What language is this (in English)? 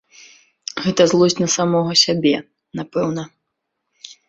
Belarusian